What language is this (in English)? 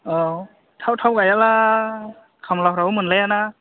Bodo